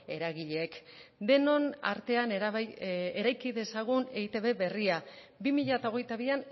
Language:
Basque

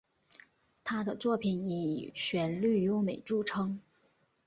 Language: Chinese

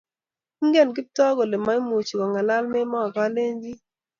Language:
Kalenjin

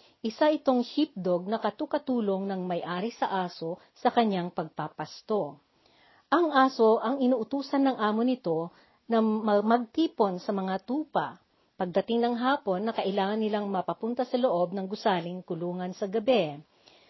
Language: Filipino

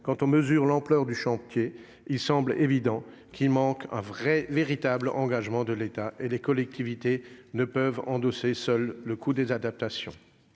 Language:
French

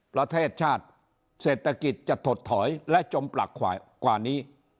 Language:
Thai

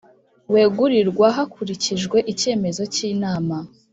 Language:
Kinyarwanda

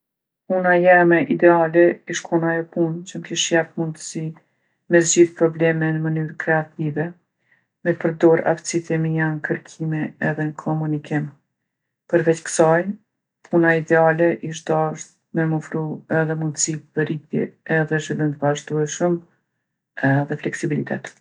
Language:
Gheg Albanian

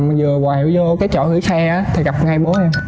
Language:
Vietnamese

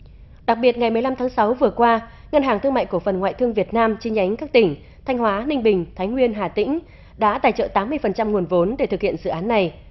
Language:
Vietnamese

